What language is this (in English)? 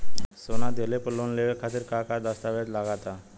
Bhojpuri